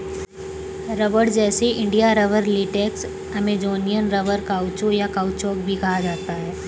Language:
Hindi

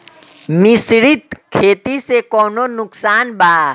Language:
Bhojpuri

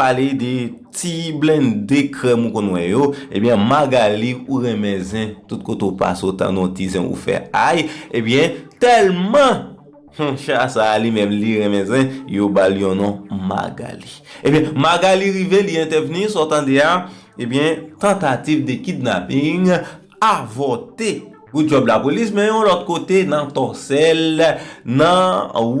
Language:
French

